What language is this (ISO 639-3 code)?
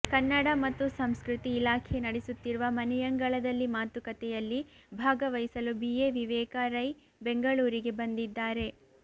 kan